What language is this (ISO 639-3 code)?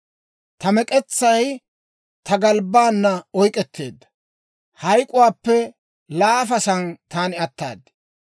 dwr